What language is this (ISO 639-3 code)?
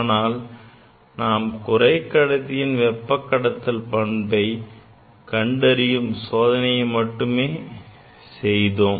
tam